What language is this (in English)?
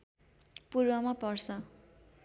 Nepali